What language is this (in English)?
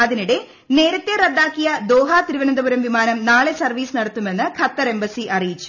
Malayalam